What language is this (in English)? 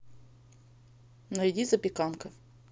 Russian